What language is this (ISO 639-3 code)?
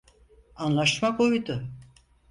tur